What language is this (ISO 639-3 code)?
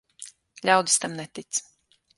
lav